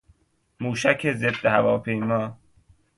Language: Persian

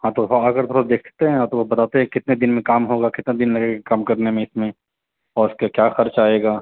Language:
Urdu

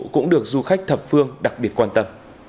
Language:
Vietnamese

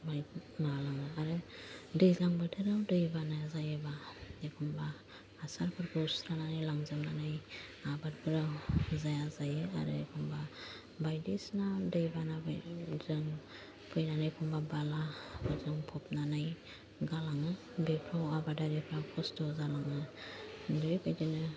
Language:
Bodo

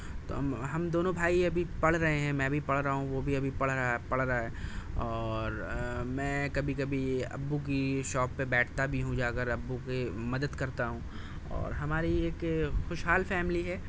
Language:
Urdu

